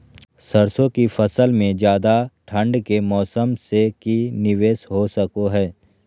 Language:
Magahi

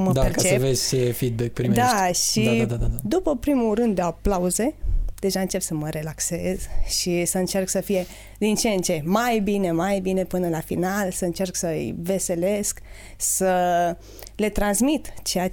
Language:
Romanian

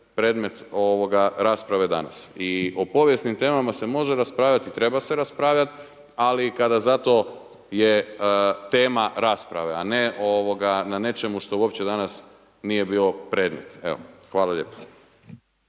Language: Croatian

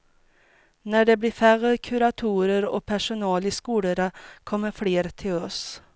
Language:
Swedish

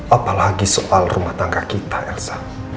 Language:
Indonesian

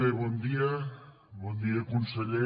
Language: Catalan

